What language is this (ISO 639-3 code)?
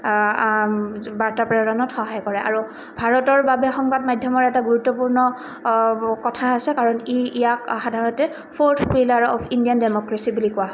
asm